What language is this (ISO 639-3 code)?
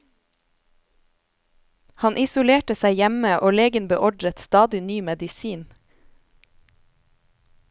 nor